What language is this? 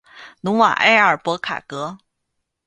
Chinese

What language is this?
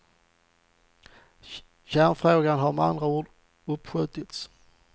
Swedish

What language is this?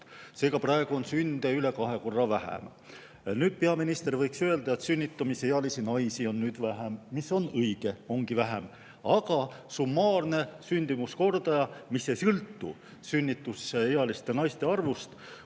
Estonian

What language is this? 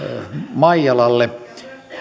Finnish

